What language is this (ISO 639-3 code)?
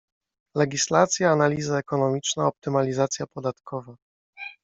pol